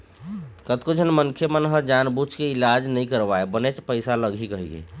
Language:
Chhattisgarhi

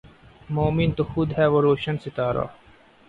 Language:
Urdu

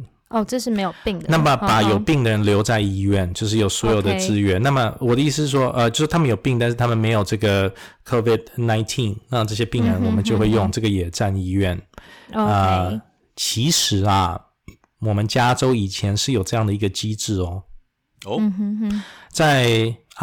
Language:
Chinese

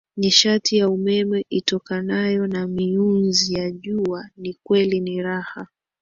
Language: Swahili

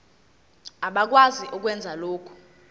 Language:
Zulu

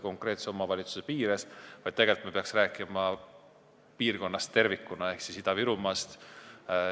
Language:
Estonian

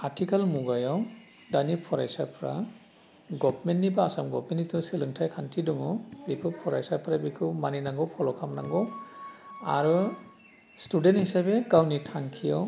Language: Bodo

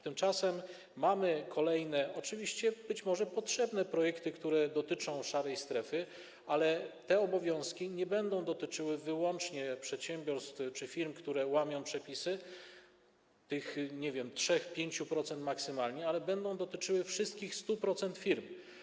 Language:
Polish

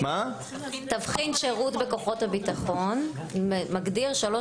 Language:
Hebrew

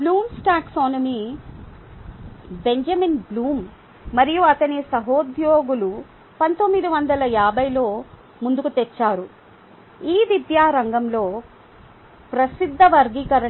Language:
Telugu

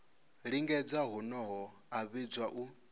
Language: Venda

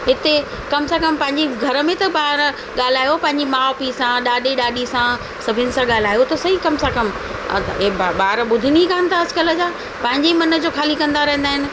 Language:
Sindhi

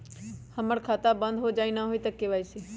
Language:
Magahi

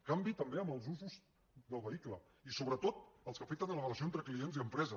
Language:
Catalan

